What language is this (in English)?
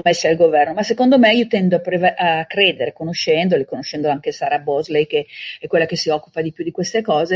Italian